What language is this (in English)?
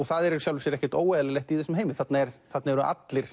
Icelandic